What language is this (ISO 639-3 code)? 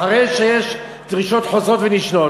heb